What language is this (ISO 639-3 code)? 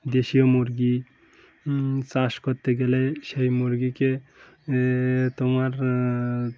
ben